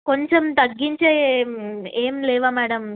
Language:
Telugu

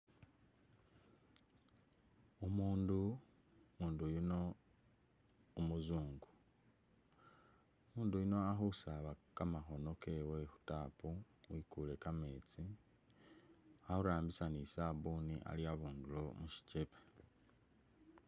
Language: Masaaba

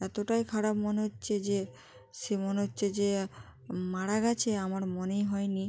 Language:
Bangla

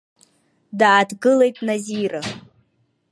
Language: Abkhazian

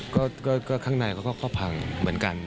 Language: Thai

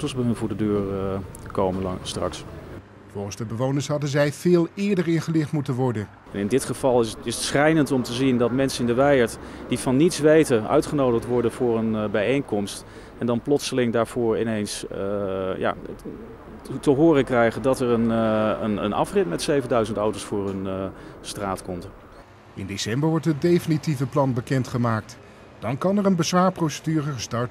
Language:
Dutch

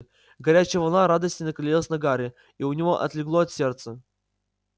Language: Russian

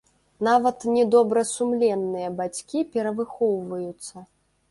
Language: Belarusian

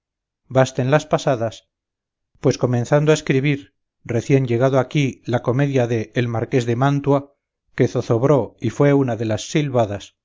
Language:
Spanish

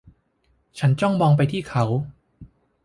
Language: Thai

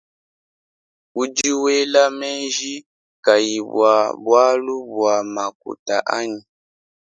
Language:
Luba-Lulua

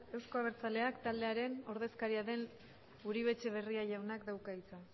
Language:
Basque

